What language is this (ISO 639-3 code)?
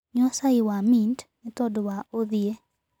kik